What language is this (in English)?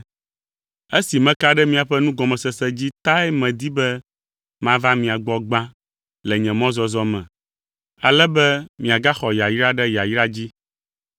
Ewe